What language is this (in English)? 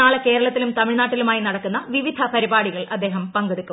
Malayalam